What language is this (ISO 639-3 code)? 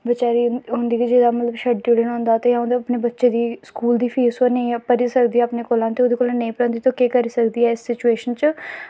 doi